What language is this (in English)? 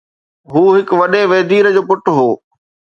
Sindhi